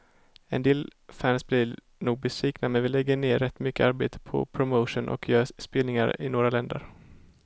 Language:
Swedish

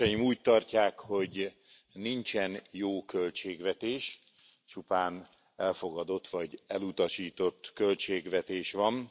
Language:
Hungarian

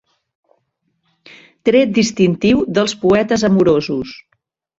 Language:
Catalan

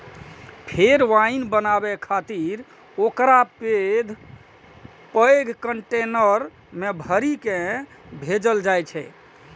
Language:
Maithili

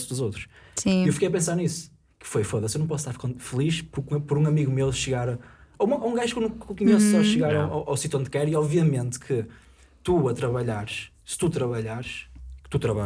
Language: Portuguese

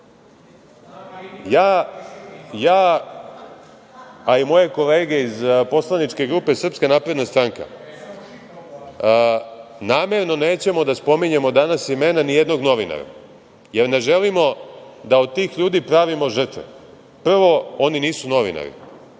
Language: Serbian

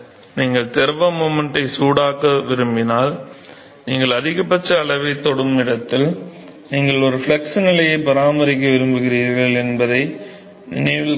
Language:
Tamil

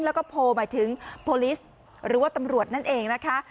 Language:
Thai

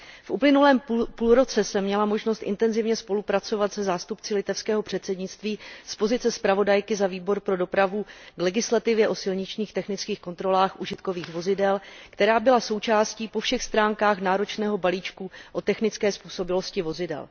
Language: Czech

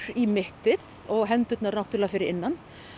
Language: Icelandic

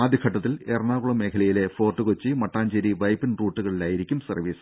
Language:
Malayalam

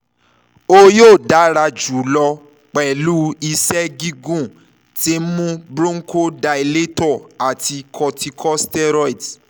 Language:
Yoruba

